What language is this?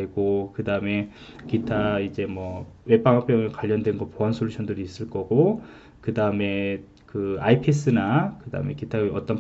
Korean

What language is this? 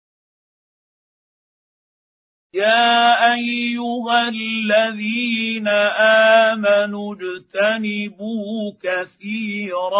Arabic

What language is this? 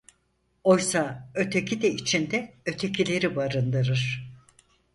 Turkish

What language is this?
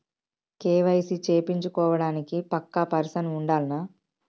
Telugu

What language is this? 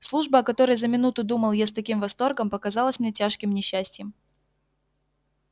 Russian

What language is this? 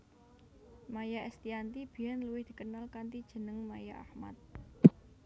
Javanese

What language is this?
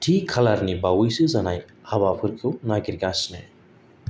Bodo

